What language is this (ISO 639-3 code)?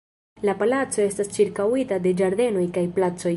epo